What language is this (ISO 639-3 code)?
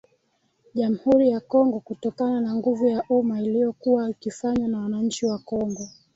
swa